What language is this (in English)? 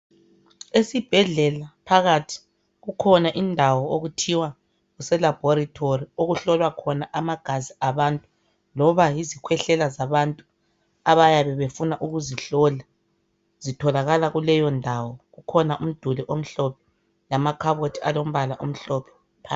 North Ndebele